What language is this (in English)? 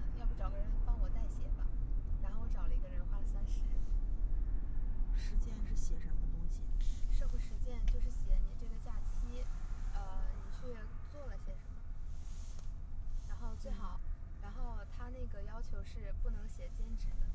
Chinese